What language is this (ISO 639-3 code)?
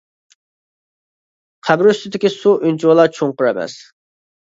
uig